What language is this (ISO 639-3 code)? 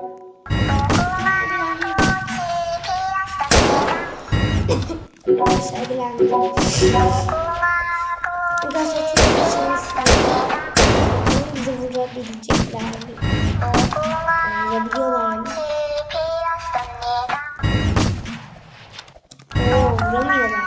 tur